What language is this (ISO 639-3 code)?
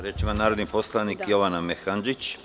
srp